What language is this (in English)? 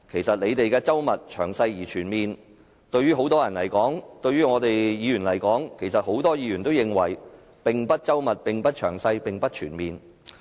Cantonese